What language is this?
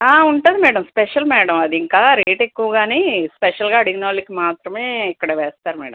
Telugu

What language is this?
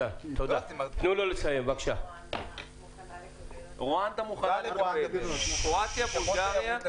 Hebrew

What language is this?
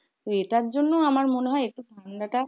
Bangla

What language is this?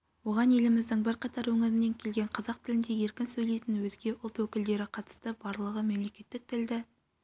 Kazakh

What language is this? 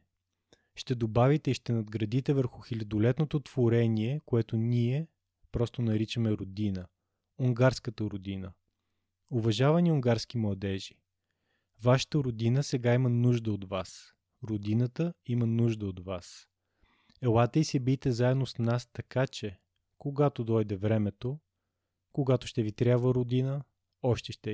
Bulgarian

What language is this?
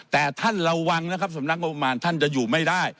Thai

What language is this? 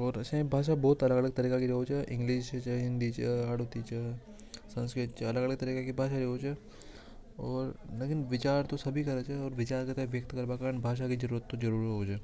Hadothi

